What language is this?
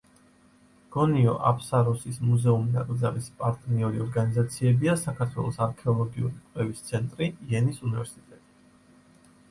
Georgian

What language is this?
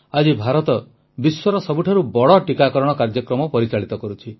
Odia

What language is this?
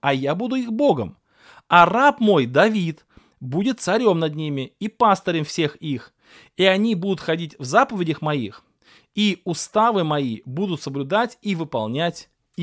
Russian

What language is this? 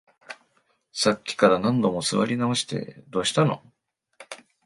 Japanese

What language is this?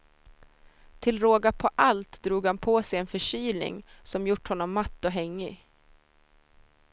Swedish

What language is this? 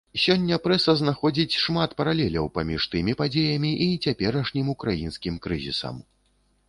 Belarusian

